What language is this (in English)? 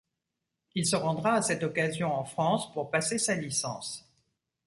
French